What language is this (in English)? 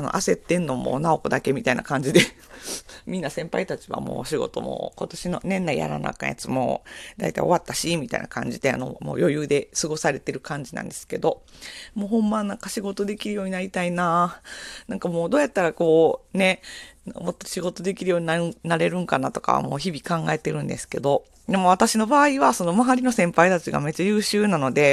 Japanese